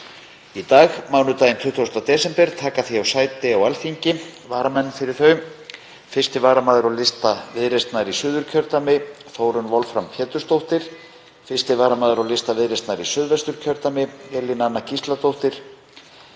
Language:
Icelandic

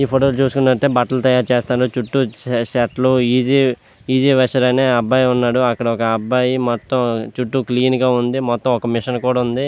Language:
Telugu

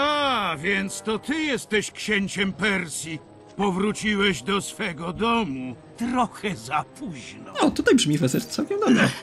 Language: Polish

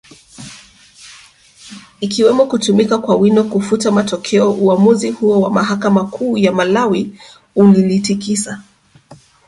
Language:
Swahili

